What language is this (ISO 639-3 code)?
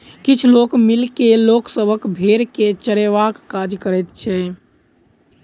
mai